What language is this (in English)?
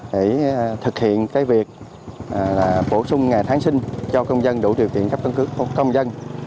Vietnamese